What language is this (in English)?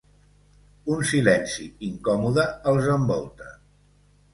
Catalan